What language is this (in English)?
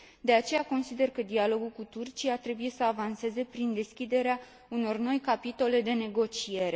Romanian